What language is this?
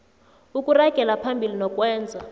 South Ndebele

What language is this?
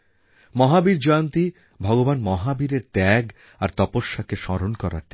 Bangla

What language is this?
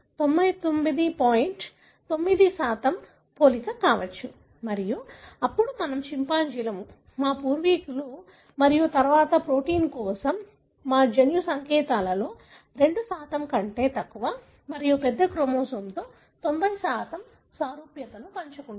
Telugu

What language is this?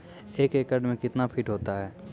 Maithili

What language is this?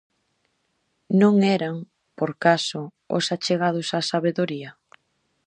Galician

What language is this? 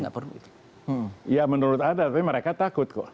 Indonesian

